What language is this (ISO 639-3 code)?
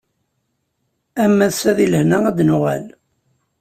kab